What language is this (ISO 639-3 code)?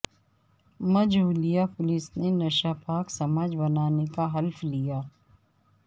urd